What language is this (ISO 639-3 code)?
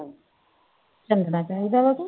pan